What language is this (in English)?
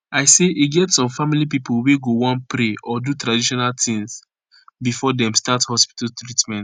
Nigerian Pidgin